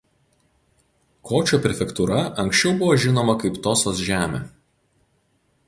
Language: Lithuanian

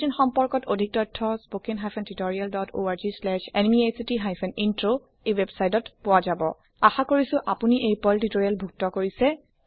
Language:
Assamese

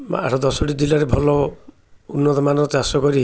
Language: Odia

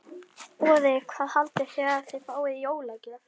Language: Icelandic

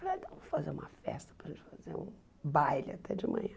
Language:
Portuguese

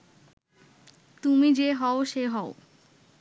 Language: Bangla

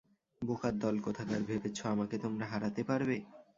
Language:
Bangla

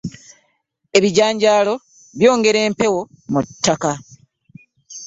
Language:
Ganda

